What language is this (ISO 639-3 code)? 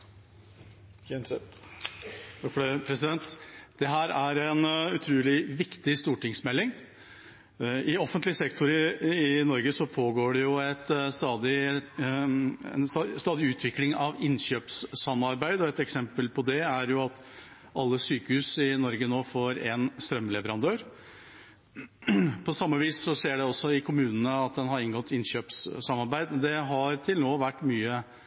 nob